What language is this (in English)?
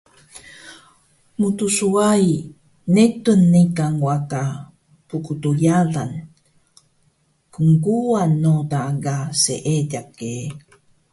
Taroko